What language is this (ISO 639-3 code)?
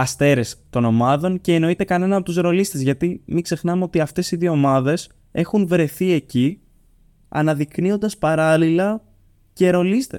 ell